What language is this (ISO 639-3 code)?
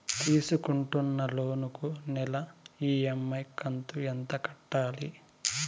tel